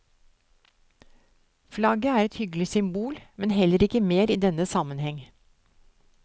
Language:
Norwegian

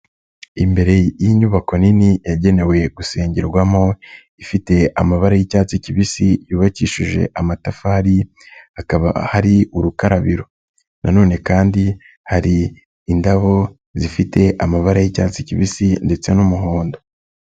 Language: Kinyarwanda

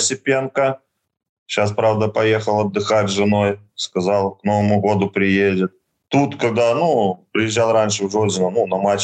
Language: Russian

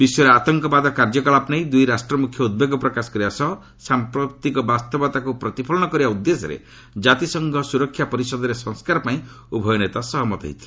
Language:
Odia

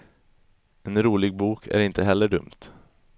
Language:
Swedish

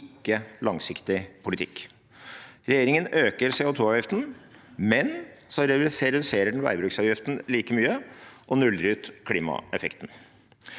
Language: Norwegian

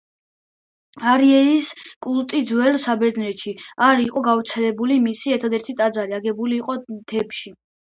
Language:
Georgian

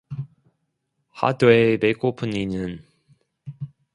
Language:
Korean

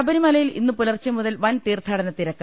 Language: Malayalam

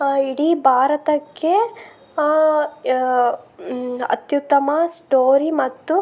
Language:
Kannada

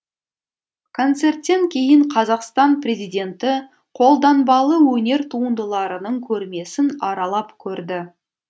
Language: Kazakh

